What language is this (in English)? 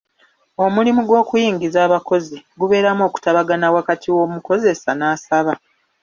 Ganda